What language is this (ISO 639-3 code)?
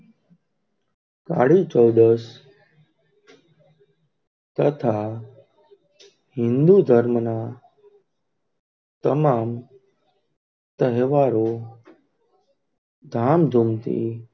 guj